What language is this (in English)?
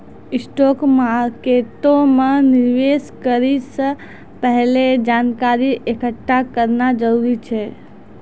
Maithili